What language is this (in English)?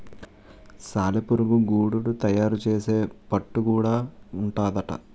Telugu